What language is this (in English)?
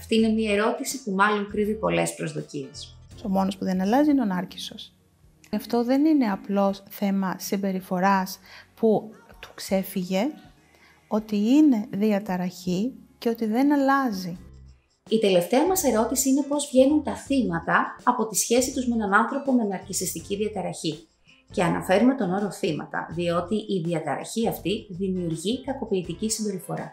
Greek